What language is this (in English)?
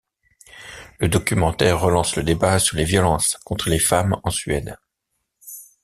French